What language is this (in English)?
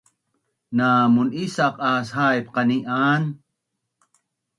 Bunun